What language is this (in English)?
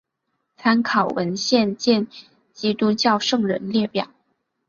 Chinese